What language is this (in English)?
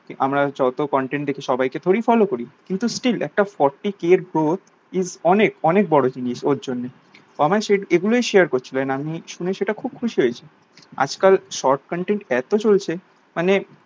Bangla